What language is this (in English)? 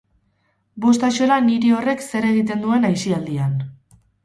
Basque